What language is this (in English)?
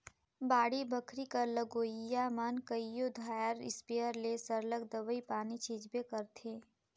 Chhattisgarhi